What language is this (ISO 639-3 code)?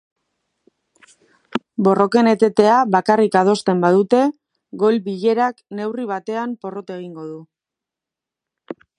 eus